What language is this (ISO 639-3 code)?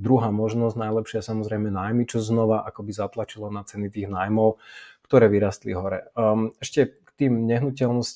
slk